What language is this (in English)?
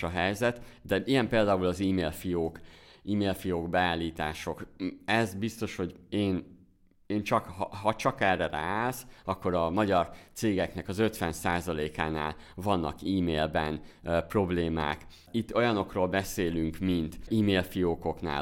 Hungarian